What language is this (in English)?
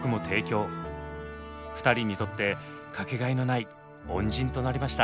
Japanese